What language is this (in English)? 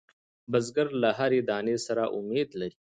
Pashto